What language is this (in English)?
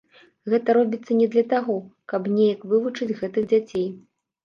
Belarusian